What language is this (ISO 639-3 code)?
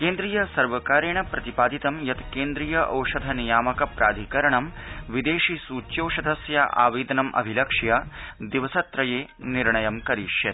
san